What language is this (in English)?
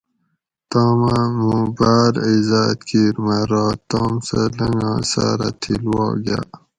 Gawri